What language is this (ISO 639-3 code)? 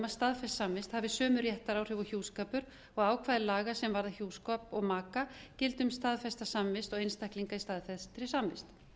isl